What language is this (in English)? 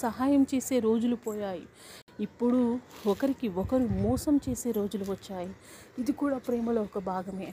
Telugu